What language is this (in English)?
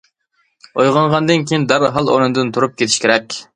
Uyghur